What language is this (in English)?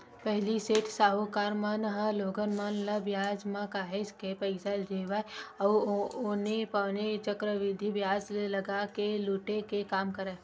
Chhattisgarhi